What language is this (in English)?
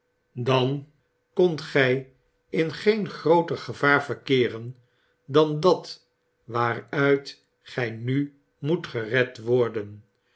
Dutch